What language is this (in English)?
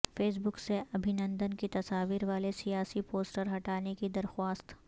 Urdu